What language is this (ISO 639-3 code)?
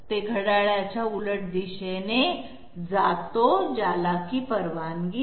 mar